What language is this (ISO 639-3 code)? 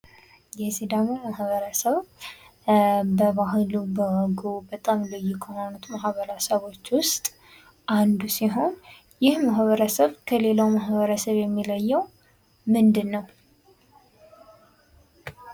amh